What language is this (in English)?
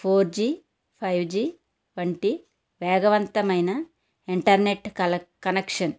Telugu